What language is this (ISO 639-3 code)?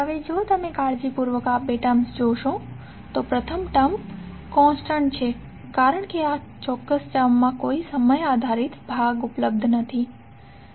guj